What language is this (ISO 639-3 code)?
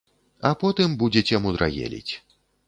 bel